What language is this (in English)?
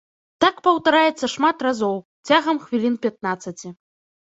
Belarusian